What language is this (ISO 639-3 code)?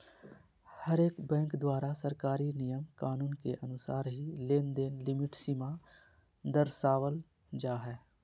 mag